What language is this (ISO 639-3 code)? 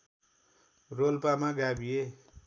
nep